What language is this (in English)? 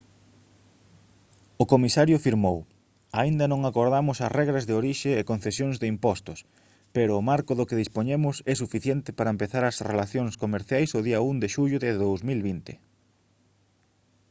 Galician